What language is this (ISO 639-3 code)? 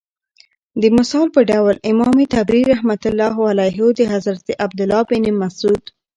pus